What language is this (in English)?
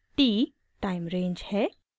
Hindi